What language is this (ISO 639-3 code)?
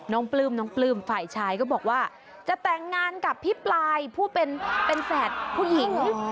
tha